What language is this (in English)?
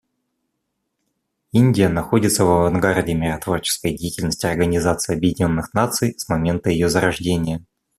Russian